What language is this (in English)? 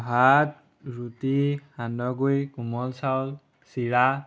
Assamese